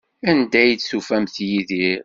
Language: Kabyle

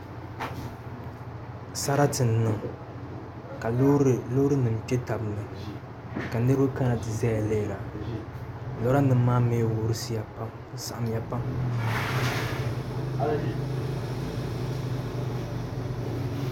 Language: Dagbani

